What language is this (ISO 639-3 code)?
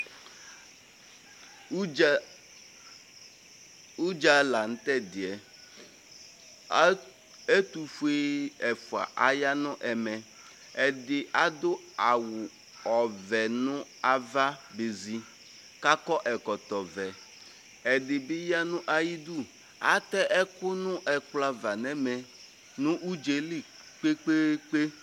kpo